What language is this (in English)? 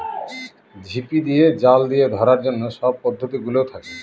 Bangla